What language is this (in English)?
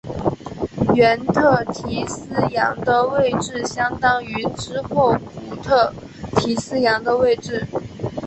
Chinese